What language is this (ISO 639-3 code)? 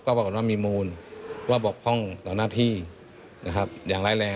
tha